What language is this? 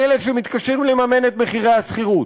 Hebrew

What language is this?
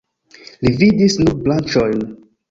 Esperanto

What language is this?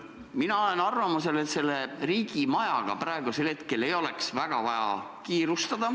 Estonian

